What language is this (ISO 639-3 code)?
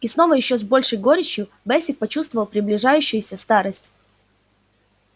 rus